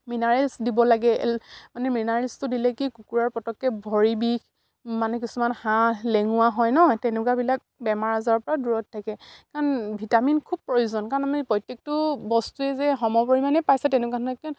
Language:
Assamese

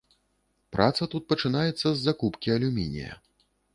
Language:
Belarusian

